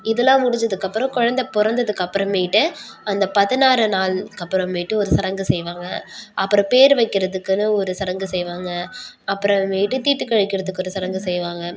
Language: Tamil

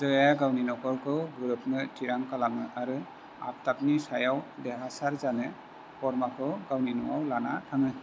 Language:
Bodo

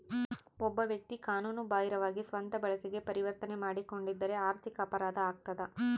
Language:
Kannada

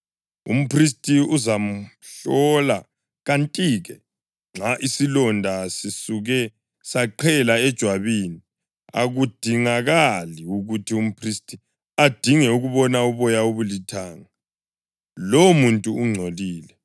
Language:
North Ndebele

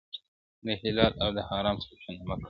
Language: Pashto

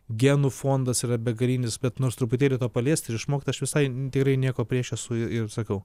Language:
Lithuanian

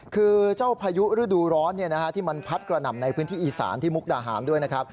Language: Thai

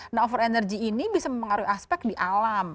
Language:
Indonesian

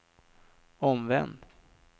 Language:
Swedish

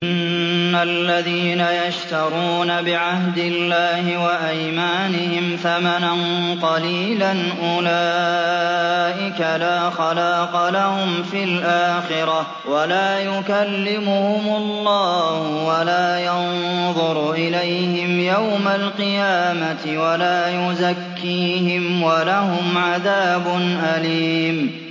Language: Arabic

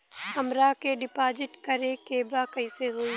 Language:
Bhojpuri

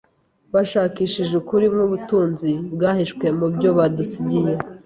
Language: Kinyarwanda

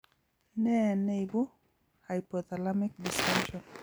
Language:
Kalenjin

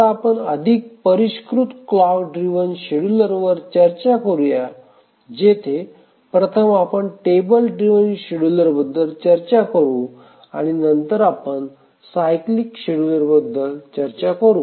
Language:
Marathi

